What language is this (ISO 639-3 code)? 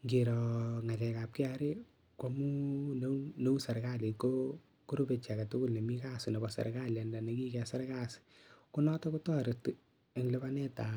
kln